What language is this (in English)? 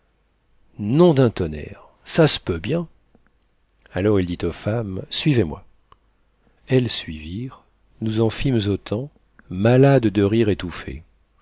French